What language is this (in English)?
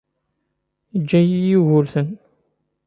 Kabyle